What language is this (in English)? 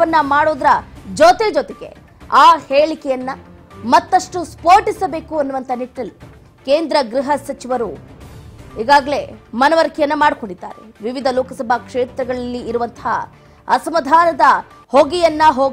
Kannada